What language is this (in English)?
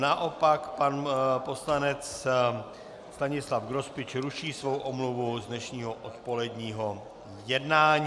Czech